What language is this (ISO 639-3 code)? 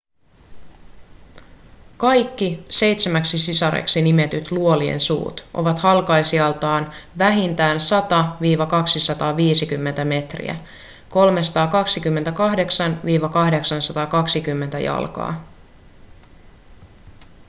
fin